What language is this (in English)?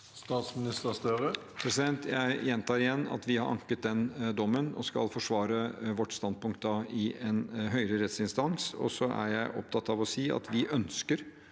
Norwegian